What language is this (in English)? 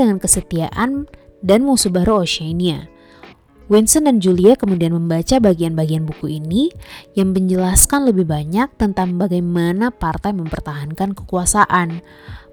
Indonesian